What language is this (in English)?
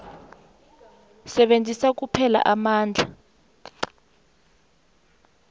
South Ndebele